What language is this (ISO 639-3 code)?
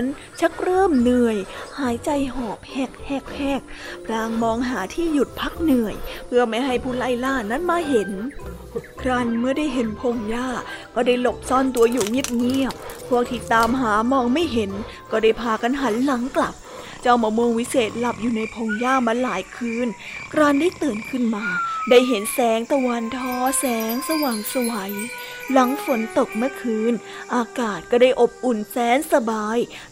tha